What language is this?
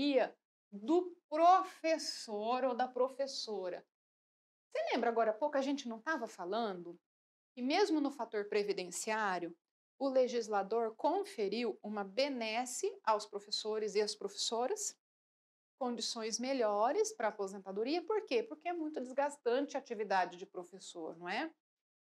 Portuguese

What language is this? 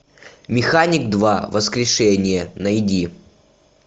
Russian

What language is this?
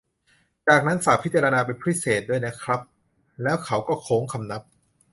Thai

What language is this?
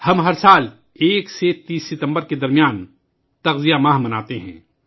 Urdu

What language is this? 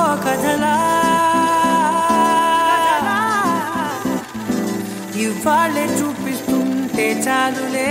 Romanian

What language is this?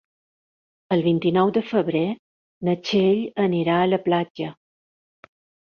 Catalan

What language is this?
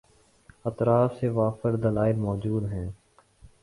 Urdu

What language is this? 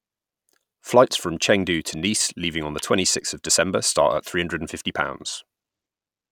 English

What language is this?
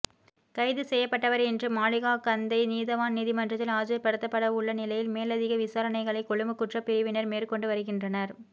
Tamil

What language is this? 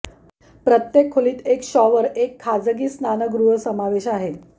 Marathi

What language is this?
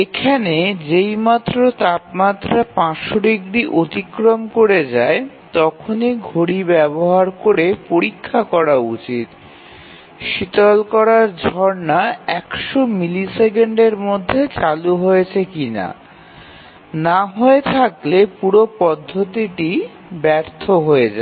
Bangla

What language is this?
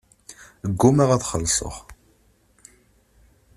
Kabyle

